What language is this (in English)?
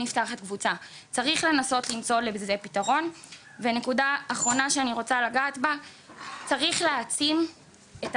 Hebrew